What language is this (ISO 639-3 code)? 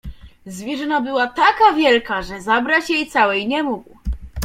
pol